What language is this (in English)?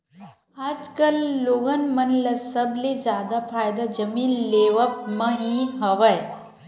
Chhattisgarhi